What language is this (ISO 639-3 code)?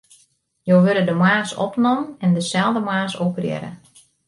fry